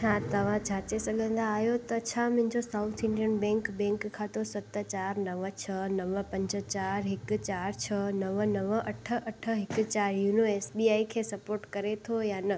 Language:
Sindhi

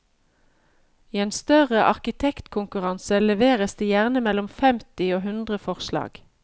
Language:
Norwegian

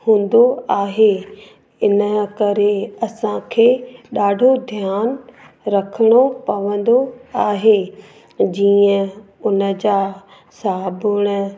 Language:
Sindhi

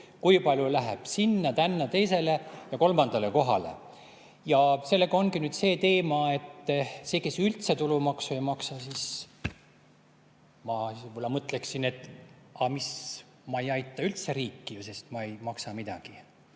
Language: Estonian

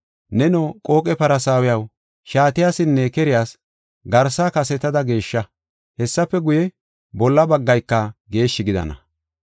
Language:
Gofa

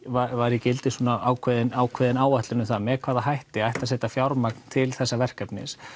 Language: Icelandic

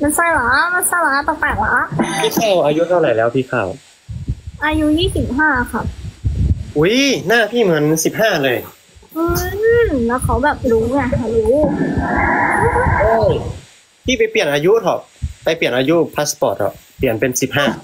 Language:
Thai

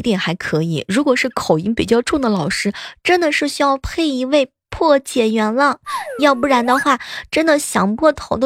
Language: Chinese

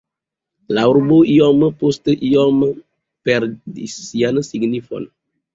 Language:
Esperanto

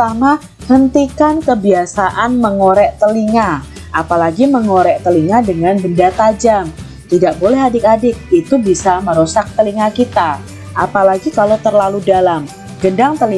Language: Indonesian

